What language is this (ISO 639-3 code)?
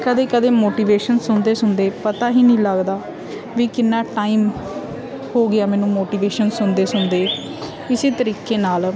pan